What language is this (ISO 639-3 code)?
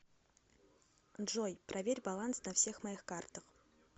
rus